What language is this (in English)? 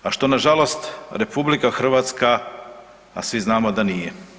Croatian